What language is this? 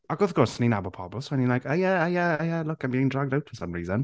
Welsh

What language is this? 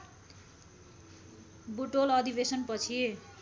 Nepali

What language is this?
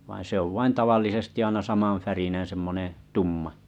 Finnish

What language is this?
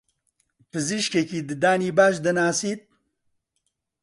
Central Kurdish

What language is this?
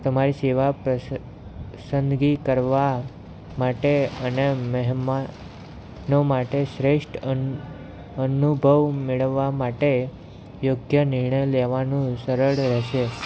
Gujarati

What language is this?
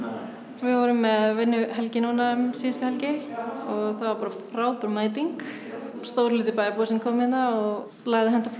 Icelandic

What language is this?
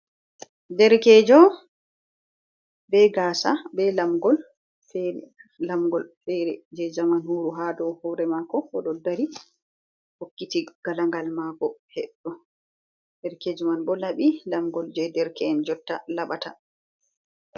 Fula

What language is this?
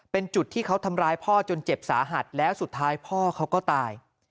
Thai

